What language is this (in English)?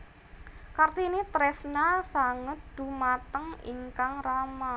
Javanese